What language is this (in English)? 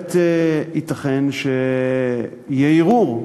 Hebrew